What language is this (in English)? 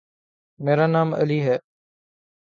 Urdu